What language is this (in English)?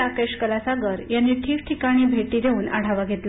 Marathi